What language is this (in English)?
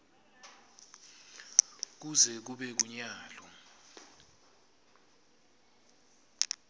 Swati